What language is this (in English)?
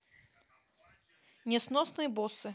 Russian